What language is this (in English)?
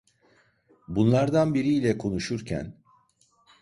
Turkish